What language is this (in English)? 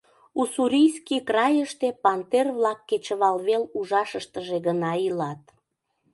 Mari